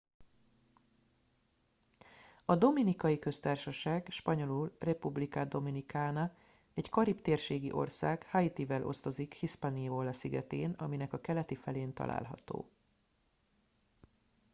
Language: Hungarian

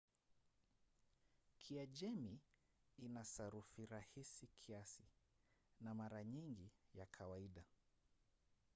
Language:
Swahili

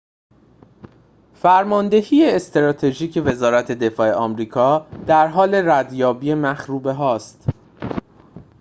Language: Persian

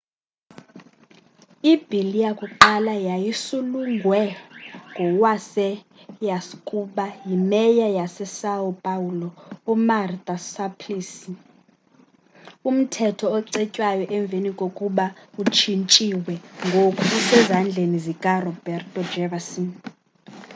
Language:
Xhosa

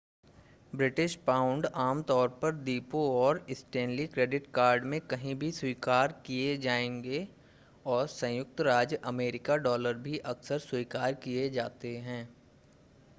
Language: Hindi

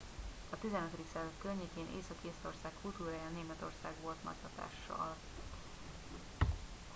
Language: Hungarian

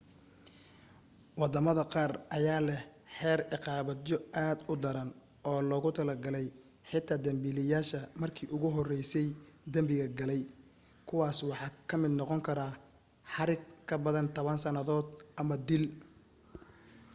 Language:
Somali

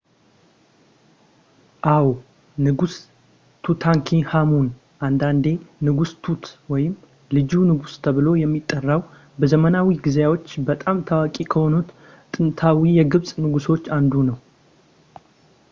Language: Amharic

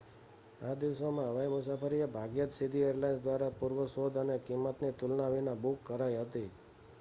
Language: Gujarati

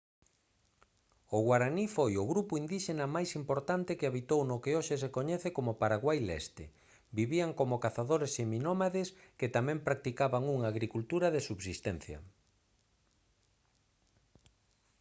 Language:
Galician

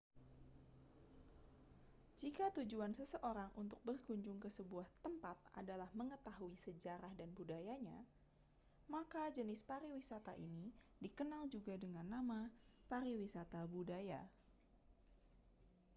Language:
Indonesian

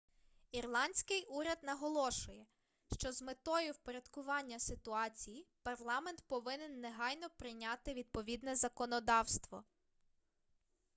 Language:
Ukrainian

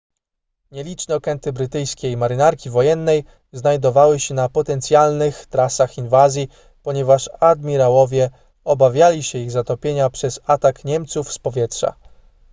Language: Polish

